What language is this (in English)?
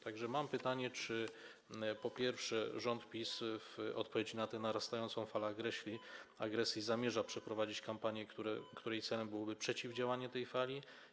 Polish